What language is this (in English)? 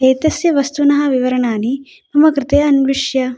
Sanskrit